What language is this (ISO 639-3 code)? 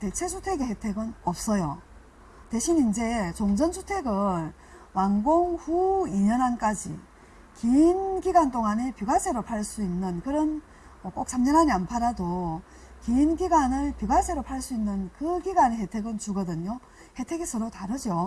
kor